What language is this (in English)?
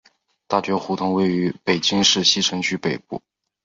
Chinese